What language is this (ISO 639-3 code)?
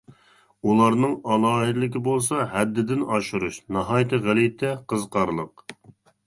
uig